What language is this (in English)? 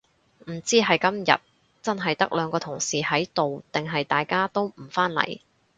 Cantonese